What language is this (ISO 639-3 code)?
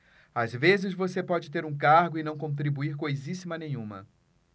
por